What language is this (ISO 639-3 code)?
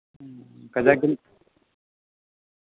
sat